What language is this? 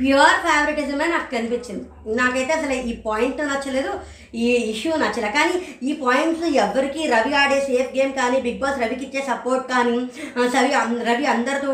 Telugu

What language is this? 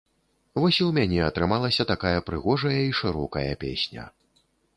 Belarusian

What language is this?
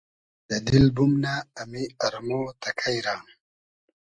Hazaragi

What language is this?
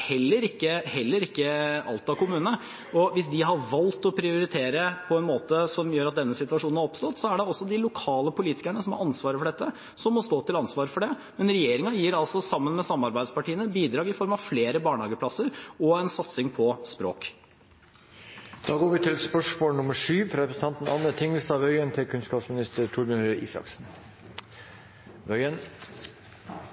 Norwegian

